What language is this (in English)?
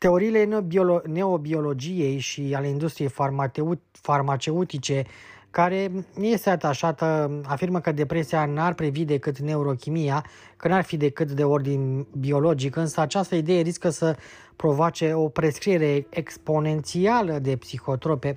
Romanian